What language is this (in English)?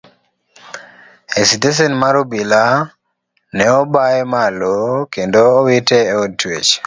Luo (Kenya and Tanzania)